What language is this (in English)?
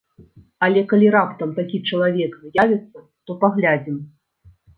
Belarusian